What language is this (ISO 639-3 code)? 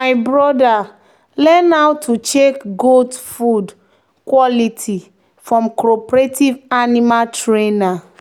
pcm